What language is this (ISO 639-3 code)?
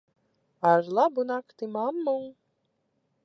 lav